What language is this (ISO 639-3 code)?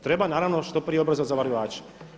hrv